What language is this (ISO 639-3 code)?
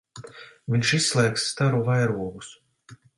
lav